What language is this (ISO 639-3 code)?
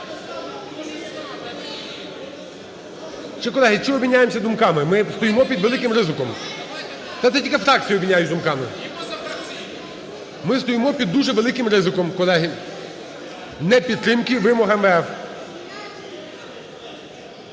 ukr